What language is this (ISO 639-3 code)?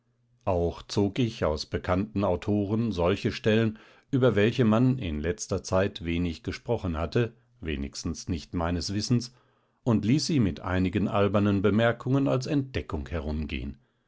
deu